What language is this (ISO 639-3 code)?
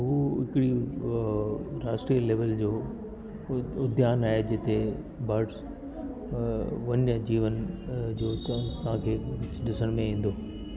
snd